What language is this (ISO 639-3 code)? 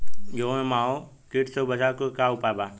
bho